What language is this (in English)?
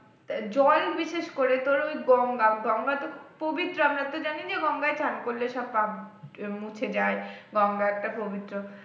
Bangla